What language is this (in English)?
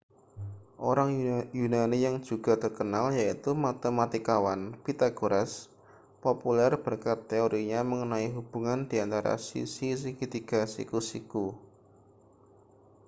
Indonesian